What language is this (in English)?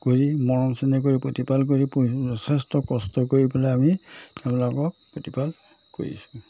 Assamese